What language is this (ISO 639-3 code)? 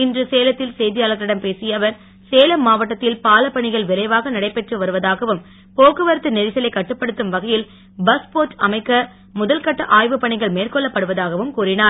tam